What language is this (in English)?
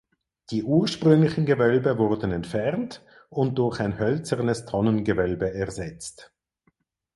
German